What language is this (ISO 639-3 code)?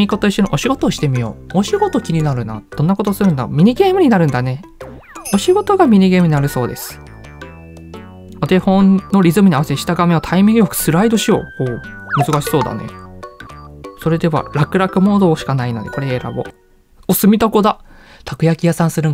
jpn